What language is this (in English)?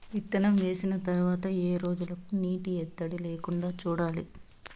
Telugu